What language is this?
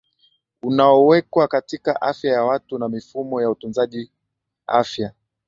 Swahili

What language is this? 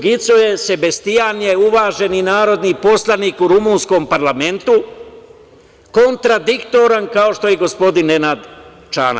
Serbian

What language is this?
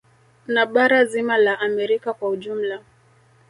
Swahili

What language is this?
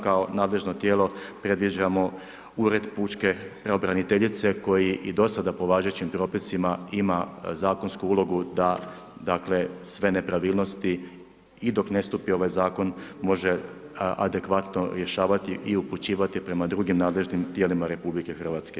Croatian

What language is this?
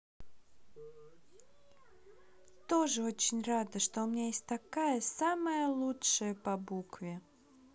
Russian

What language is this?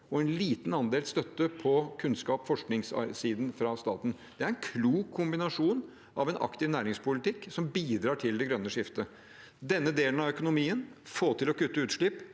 Norwegian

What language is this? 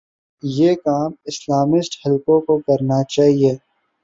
Urdu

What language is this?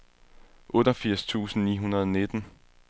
Danish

